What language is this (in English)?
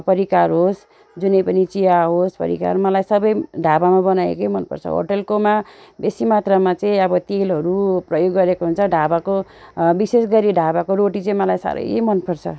Nepali